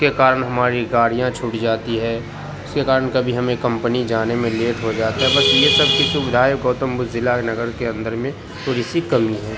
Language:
Urdu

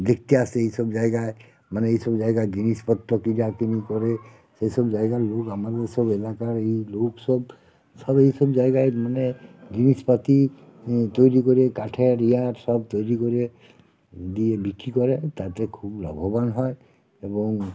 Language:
Bangla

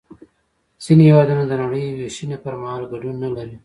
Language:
Pashto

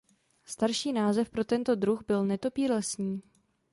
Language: Czech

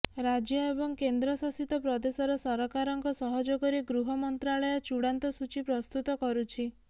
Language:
Odia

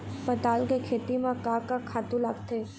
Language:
Chhattisgarhi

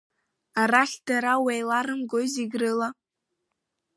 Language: Abkhazian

